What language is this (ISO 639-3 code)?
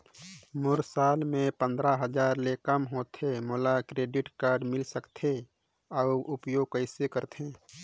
hne